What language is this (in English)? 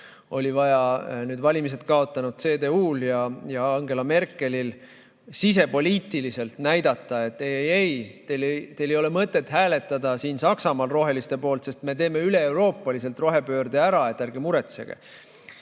Estonian